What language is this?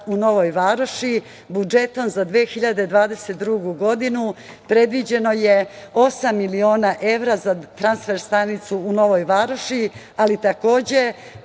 Serbian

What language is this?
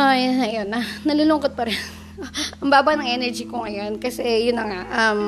Filipino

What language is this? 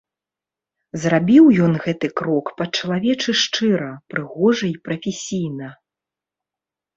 Belarusian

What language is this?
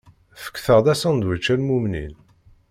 Kabyle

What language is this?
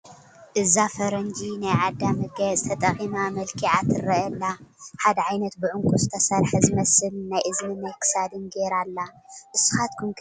Tigrinya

